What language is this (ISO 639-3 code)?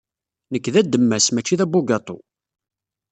kab